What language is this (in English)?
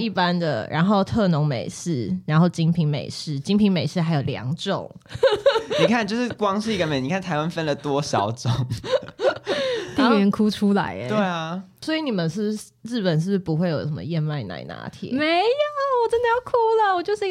Chinese